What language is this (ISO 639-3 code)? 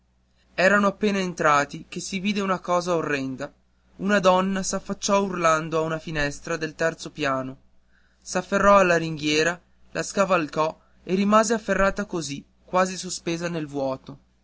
ita